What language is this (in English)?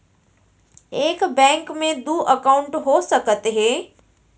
Chhattisgarhi